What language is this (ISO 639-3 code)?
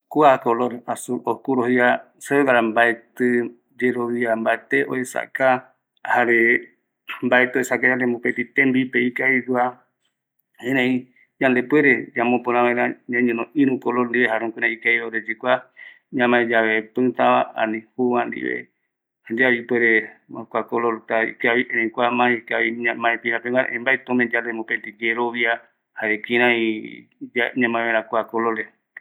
gui